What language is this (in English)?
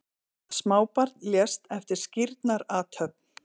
Icelandic